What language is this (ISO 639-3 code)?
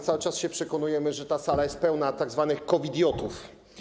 pol